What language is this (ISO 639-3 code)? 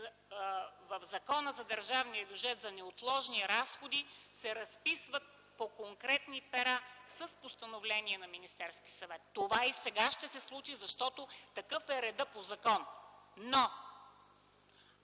bul